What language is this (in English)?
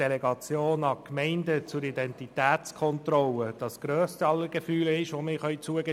Swiss German